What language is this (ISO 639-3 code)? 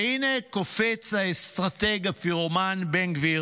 heb